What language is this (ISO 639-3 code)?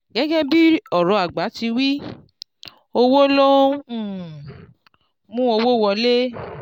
yor